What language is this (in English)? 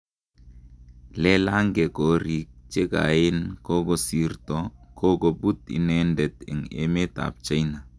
Kalenjin